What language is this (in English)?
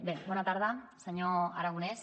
Catalan